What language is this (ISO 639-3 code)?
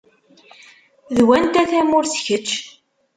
kab